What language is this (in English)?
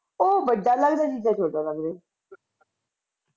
Punjabi